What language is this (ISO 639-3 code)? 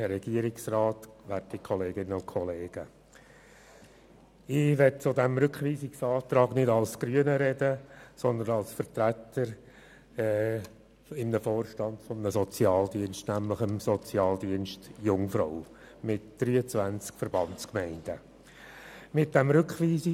gsw